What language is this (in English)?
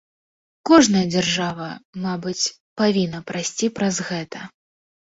Belarusian